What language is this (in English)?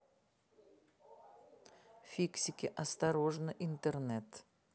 Russian